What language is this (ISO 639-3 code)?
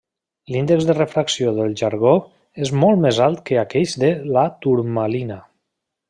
cat